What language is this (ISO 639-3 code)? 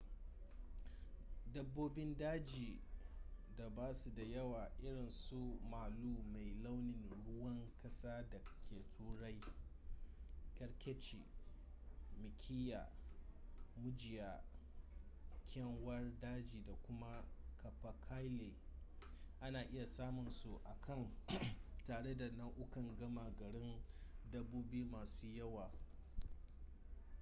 hau